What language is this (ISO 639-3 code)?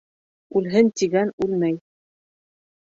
bak